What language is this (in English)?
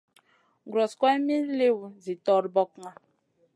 Masana